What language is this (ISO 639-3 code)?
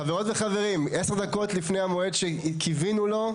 heb